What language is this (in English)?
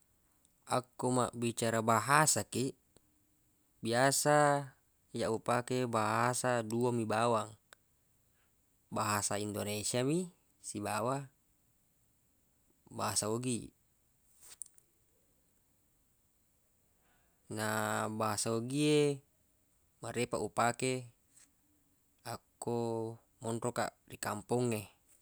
Buginese